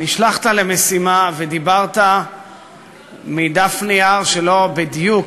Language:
Hebrew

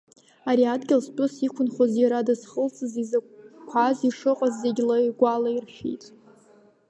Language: Abkhazian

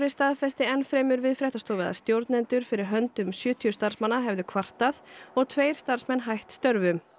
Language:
Icelandic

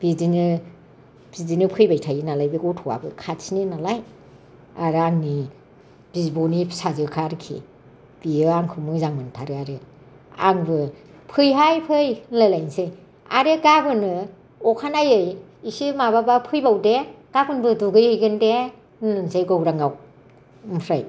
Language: Bodo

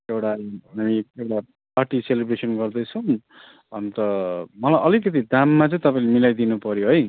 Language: Nepali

